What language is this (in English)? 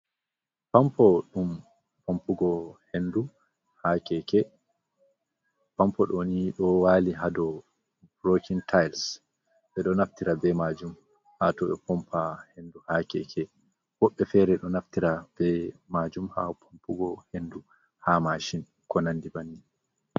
Fula